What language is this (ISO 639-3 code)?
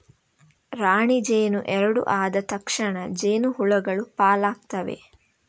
kan